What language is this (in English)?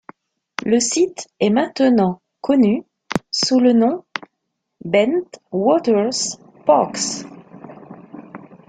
French